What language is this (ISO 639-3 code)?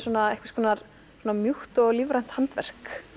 isl